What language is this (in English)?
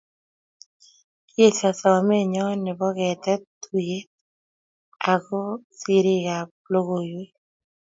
Kalenjin